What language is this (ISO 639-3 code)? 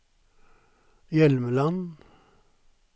nor